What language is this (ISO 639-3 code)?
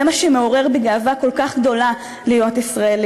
heb